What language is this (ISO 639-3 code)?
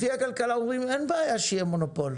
heb